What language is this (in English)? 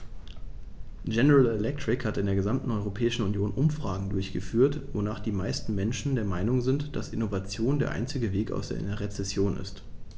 German